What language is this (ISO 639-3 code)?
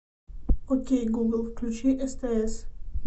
rus